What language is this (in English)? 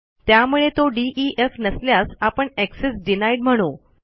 Marathi